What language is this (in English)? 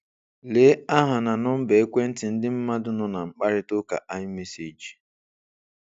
Igbo